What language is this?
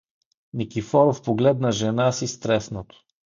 Bulgarian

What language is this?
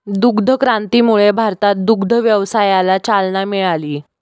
Marathi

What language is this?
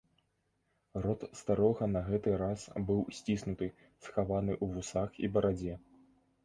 Belarusian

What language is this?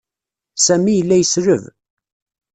Kabyle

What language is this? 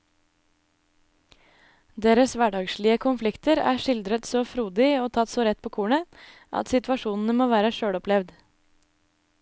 Norwegian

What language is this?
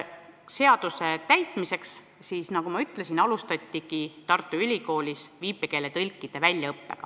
Estonian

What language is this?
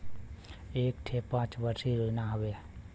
Bhojpuri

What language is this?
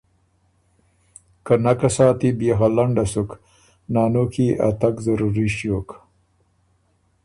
Ormuri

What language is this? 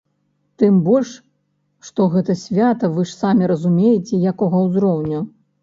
Belarusian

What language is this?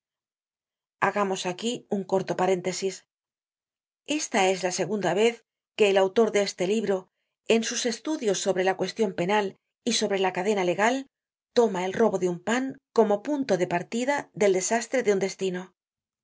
Spanish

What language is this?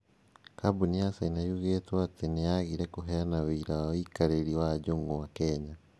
Kikuyu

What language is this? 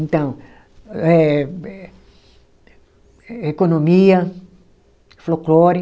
Portuguese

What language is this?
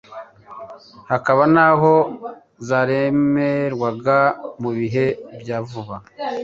Kinyarwanda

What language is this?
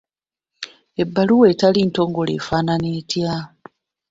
Ganda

